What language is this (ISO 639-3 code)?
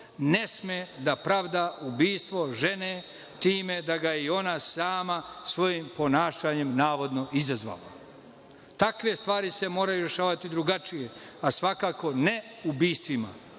srp